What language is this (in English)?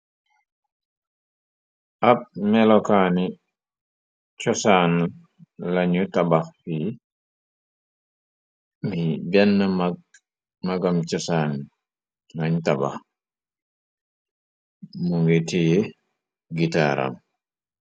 Wolof